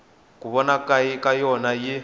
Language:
Tsonga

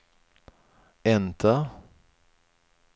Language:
Swedish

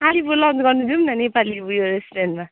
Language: Nepali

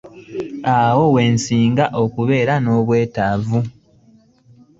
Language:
Ganda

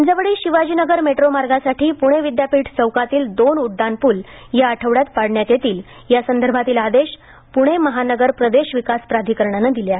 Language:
Marathi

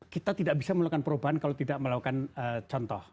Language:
Indonesian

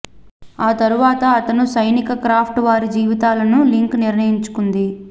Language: Telugu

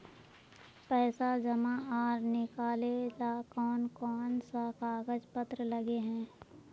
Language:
Magahi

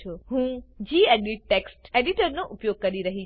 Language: Gujarati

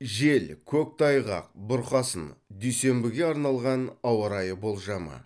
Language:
Kazakh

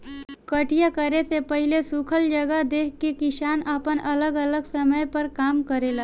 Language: Bhojpuri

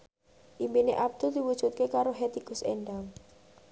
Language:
Javanese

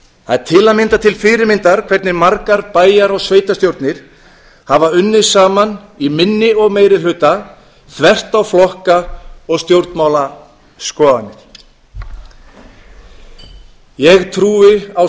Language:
Icelandic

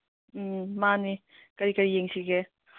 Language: Manipuri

